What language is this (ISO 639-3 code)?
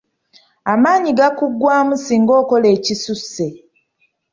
lug